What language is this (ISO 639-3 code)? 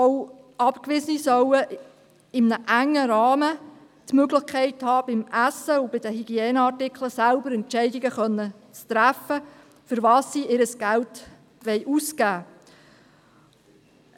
gsw